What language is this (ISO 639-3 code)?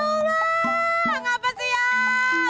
ind